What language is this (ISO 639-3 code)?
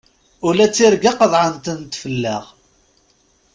kab